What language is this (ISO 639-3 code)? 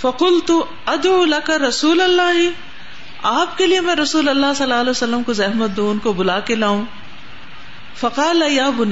urd